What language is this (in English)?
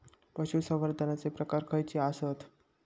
Marathi